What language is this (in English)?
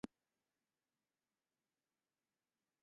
Chinese